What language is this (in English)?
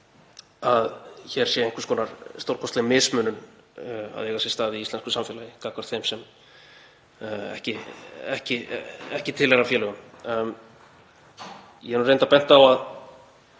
Icelandic